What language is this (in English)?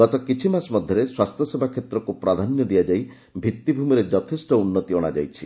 Odia